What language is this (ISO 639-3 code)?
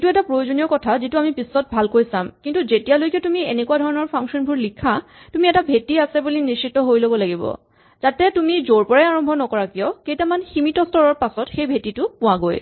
asm